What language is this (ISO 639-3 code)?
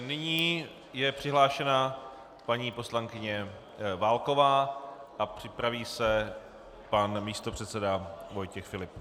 ces